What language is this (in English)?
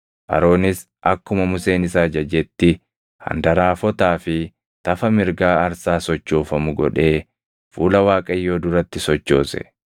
Oromo